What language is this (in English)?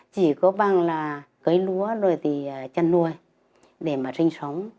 Vietnamese